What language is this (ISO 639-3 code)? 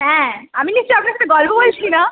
ben